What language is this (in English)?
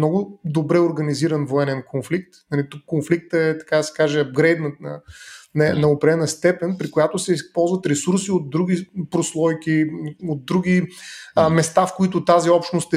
Bulgarian